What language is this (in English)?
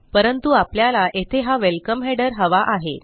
Marathi